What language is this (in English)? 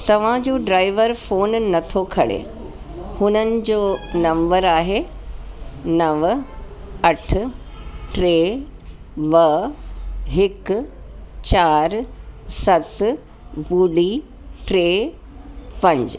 Sindhi